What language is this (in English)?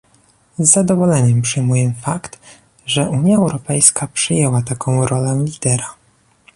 Polish